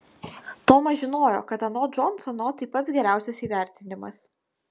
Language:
Lithuanian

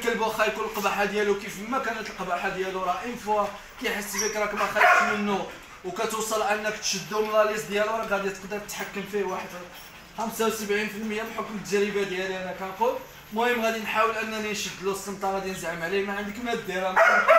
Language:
Arabic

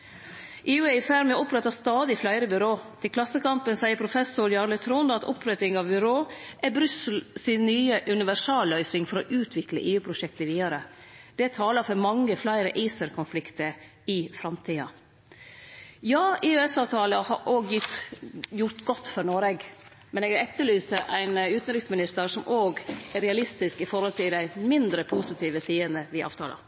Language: Norwegian Nynorsk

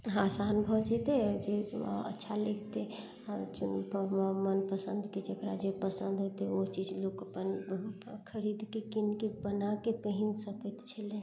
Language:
Maithili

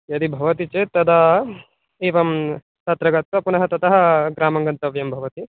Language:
Sanskrit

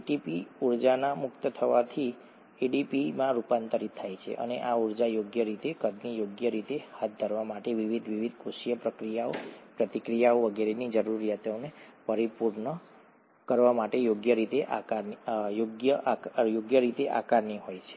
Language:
Gujarati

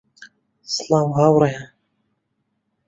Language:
Central Kurdish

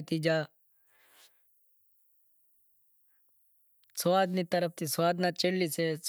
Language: Wadiyara Koli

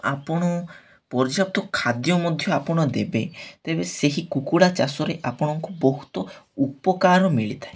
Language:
Odia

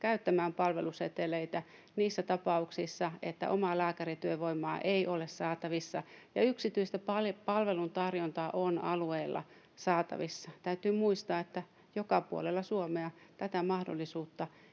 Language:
Finnish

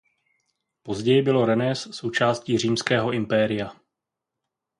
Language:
Czech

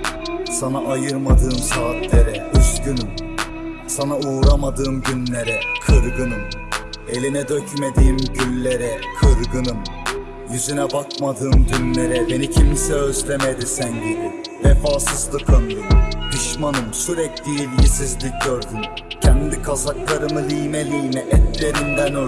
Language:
Turkish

